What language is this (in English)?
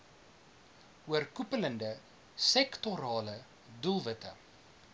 Afrikaans